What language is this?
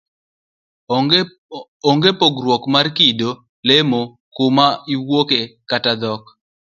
Luo (Kenya and Tanzania)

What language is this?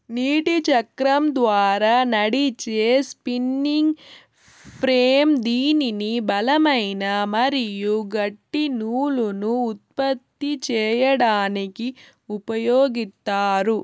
Telugu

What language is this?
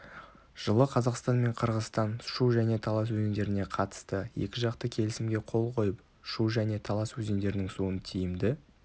Kazakh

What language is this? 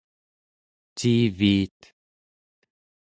Central Yupik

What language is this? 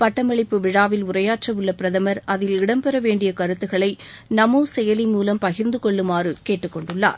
Tamil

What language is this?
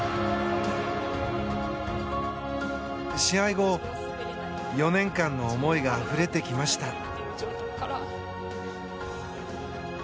Japanese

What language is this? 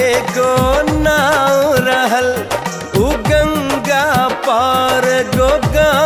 Hindi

